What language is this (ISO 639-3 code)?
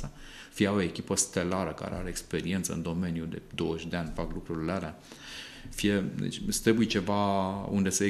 ron